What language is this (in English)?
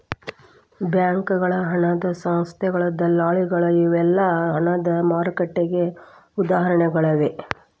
Kannada